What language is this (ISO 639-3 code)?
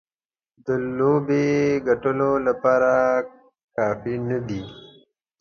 pus